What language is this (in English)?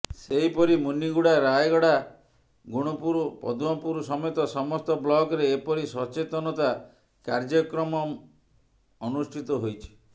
Odia